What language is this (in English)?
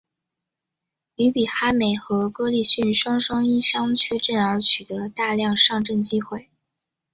Chinese